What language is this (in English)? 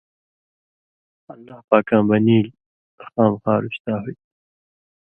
Indus Kohistani